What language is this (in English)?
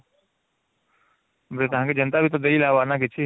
Odia